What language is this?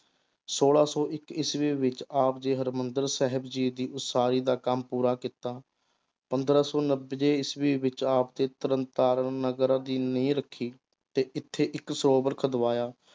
Punjabi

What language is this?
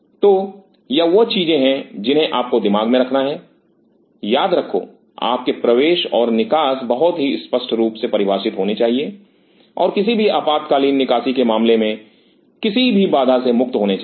Hindi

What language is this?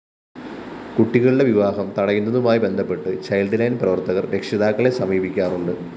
Malayalam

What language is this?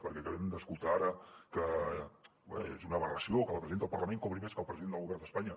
Catalan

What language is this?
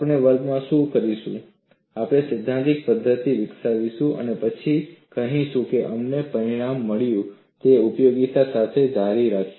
Gujarati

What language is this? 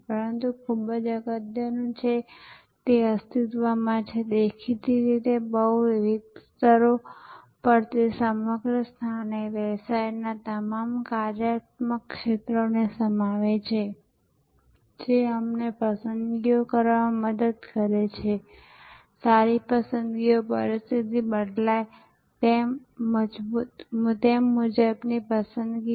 Gujarati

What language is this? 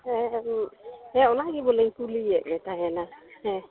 Santali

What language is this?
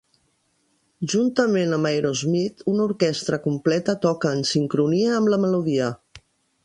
Catalan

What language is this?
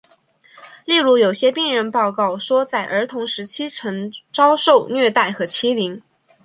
Chinese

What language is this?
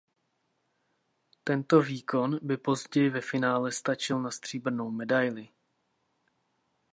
Czech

